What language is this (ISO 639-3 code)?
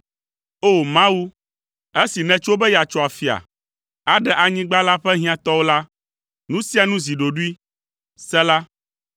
ewe